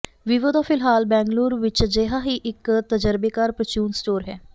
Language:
Punjabi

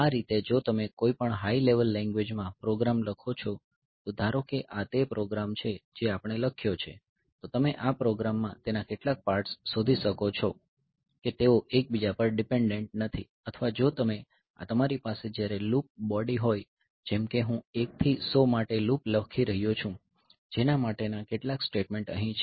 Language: Gujarati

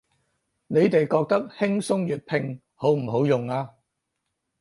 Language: Cantonese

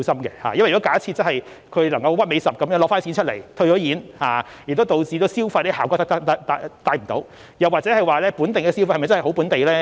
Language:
Cantonese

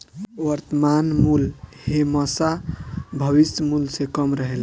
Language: Bhojpuri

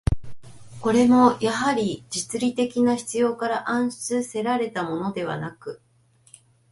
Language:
Japanese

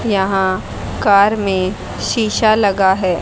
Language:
Hindi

